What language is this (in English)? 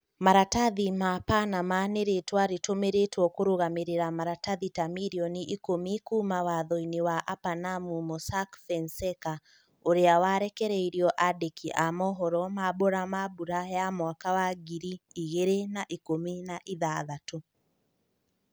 Kikuyu